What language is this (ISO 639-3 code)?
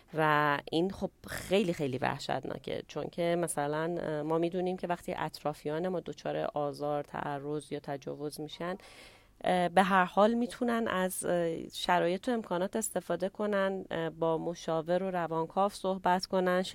fas